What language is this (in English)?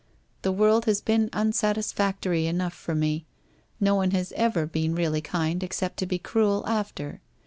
English